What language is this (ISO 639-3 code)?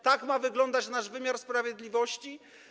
pol